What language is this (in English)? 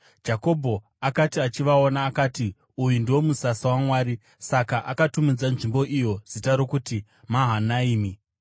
Shona